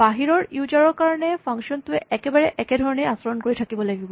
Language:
Assamese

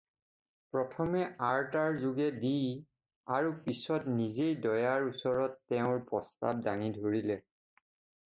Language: Assamese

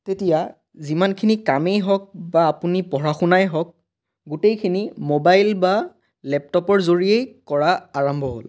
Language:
Assamese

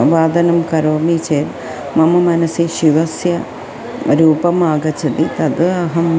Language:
Sanskrit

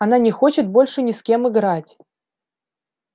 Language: Russian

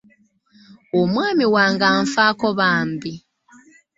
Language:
Ganda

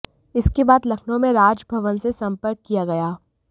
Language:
Hindi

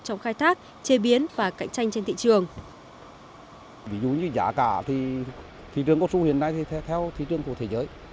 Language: Vietnamese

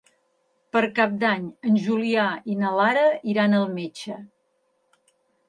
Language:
Catalan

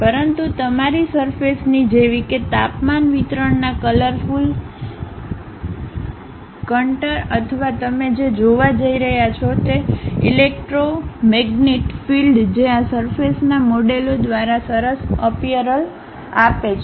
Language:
Gujarati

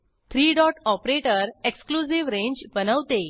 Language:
Marathi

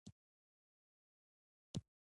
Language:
Pashto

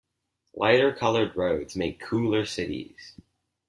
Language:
English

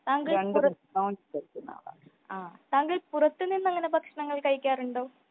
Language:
Malayalam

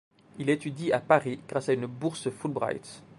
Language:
French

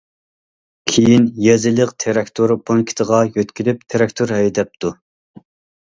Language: Uyghur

